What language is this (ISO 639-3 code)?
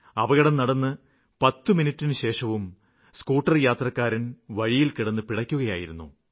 mal